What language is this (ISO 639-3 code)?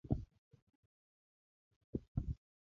pus